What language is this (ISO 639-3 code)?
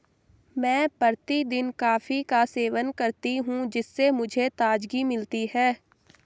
hin